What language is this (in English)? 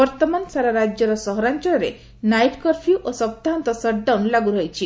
Odia